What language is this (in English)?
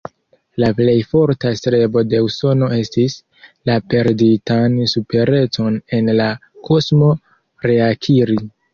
Esperanto